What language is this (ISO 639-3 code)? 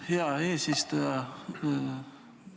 est